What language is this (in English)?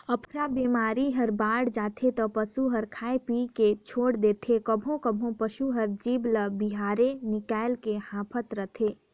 Chhattisgarhi